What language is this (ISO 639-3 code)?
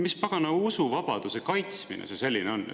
est